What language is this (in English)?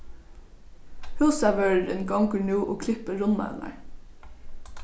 Faroese